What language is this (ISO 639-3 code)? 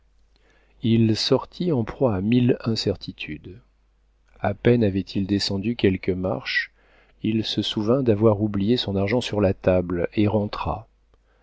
fra